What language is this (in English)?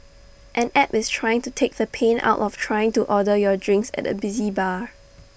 English